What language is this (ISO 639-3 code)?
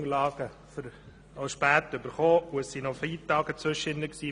gsw